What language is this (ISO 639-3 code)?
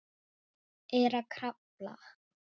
isl